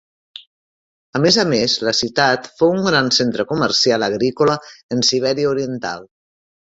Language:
Catalan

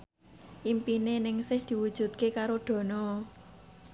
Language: Javanese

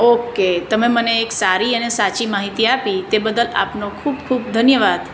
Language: Gujarati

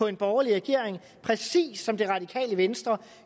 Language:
Danish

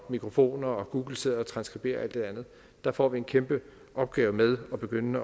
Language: Danish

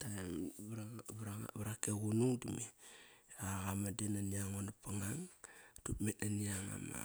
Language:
Kairak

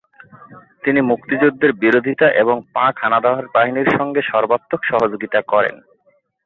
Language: Bangla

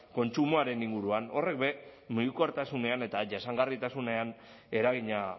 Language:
Basque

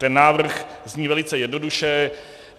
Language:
Czech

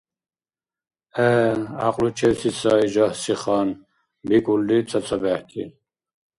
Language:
Dargwa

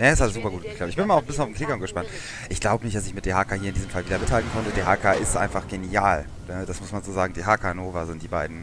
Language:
German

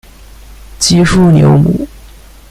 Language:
Chinese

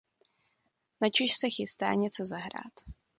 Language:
Czech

